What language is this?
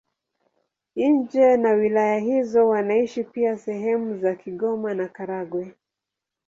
Swahili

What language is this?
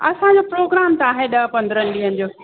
Sindhi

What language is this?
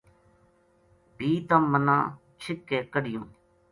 Gujari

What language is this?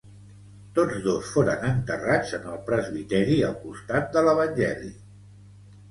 Catalan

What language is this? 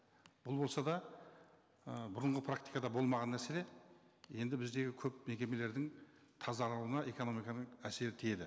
Kazakh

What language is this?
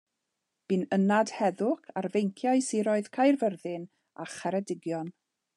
Welsh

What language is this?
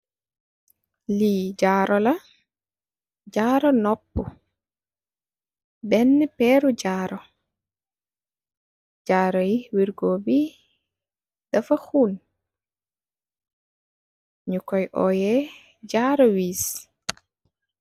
Wolof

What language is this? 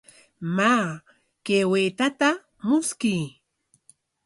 Corongo Ancash Quechua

